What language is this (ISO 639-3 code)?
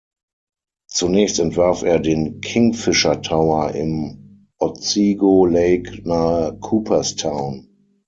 deu